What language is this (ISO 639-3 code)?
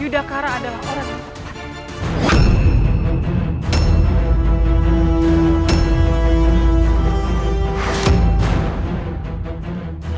ind